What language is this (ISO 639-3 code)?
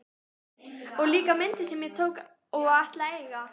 isl